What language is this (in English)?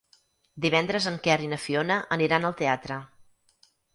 Catalan